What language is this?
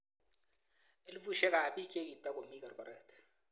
Kalenjin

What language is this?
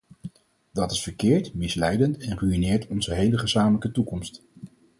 Dutch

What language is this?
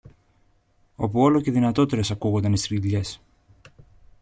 Greek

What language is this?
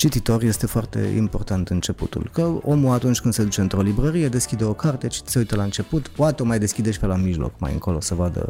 Romanian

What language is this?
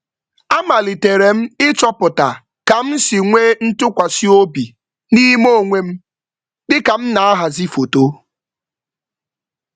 Igbo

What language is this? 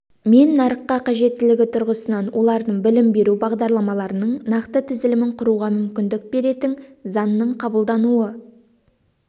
Kazakh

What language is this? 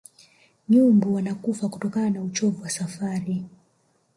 Swahili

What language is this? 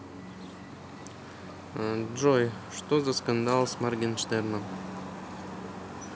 Russian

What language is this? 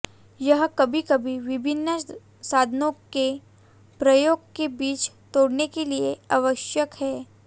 Hindi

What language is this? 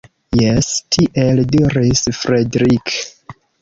Esperanto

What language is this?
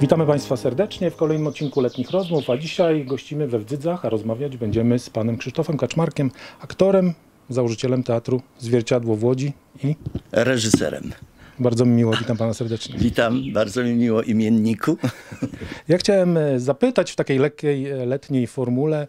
Polish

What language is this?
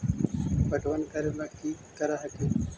Magahi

